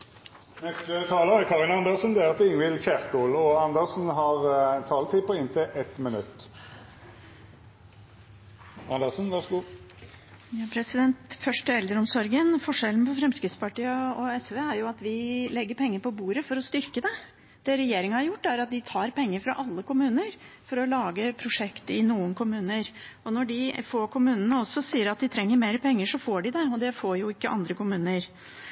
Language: Norwegian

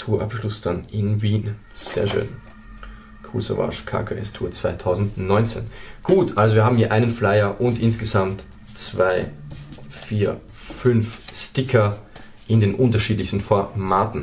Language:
German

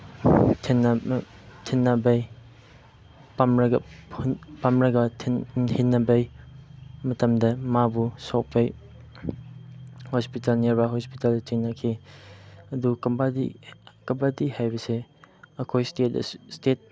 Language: Manipuri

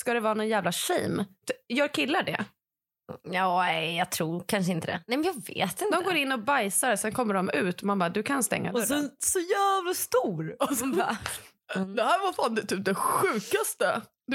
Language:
Swedish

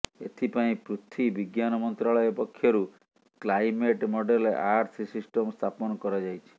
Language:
Odia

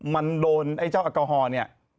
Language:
Thai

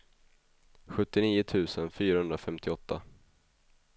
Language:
Swedish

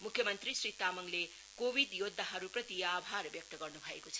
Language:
Nepali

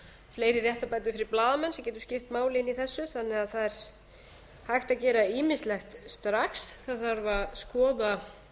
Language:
Icelandic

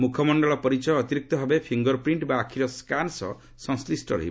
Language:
Odia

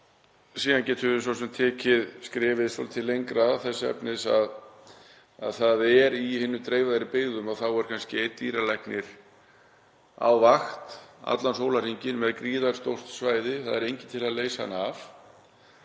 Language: Icelandic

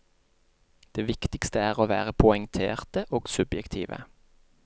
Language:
Norwegian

